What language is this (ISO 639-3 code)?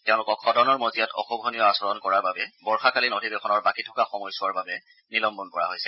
asm